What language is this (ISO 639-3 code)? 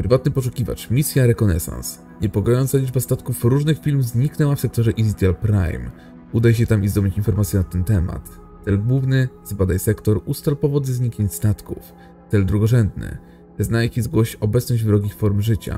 pol